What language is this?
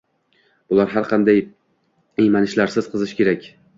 Uzbek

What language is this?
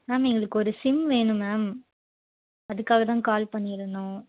Tamil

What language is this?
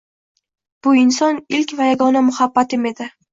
Uzbek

